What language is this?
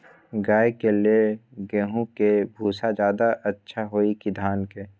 Magahi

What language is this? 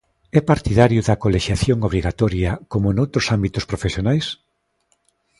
Galician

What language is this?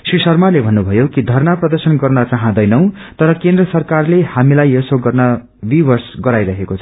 Nepali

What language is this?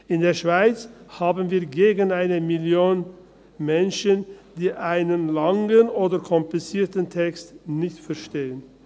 Swiss German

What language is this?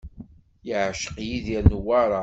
Kabyle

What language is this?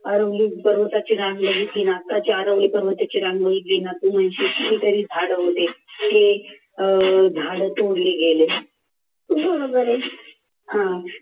Marathi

